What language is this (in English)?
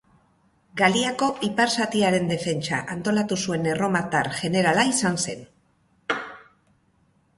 Basque